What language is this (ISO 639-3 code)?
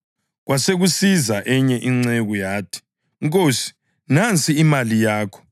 nde